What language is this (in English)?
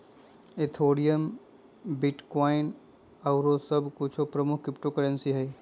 Magahi